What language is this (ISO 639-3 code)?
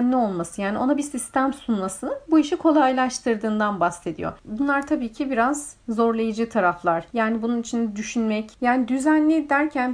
tur